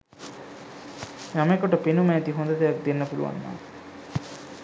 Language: Sinhala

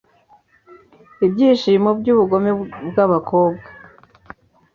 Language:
Kinyarwanda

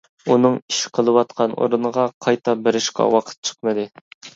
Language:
Uyghur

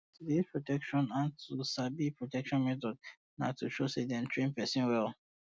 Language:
Nigerian Pidgin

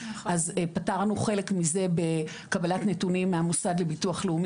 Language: Hebrew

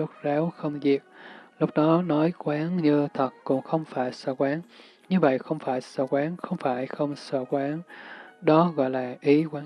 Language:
Vietnamese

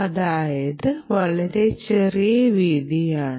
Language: Malayalam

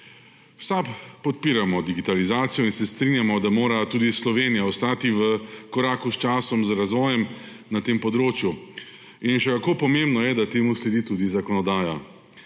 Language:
Slovenian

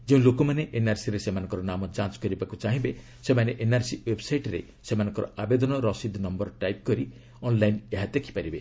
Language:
Odia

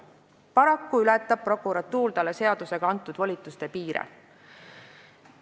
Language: Estonian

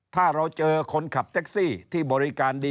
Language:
Thai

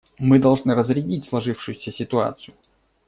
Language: Russian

